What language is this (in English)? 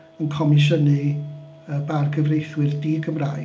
Welsh